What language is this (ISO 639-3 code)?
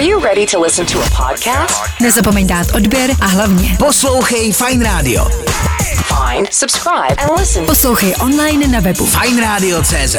ces